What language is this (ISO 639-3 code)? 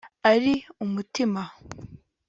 kin